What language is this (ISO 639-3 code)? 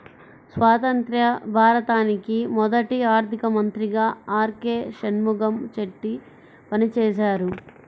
tel